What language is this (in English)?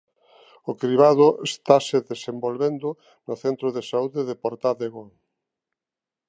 Galician